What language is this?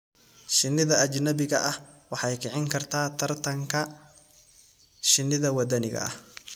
Somali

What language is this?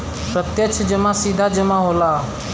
Bhojpuri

